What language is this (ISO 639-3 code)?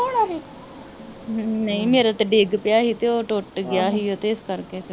pan